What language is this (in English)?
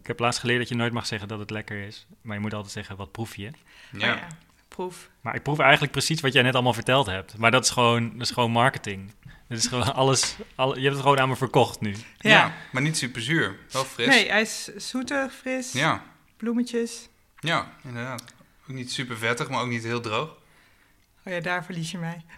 Dutch